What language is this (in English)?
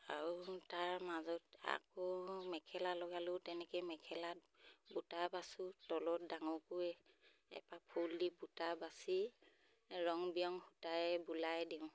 Assamese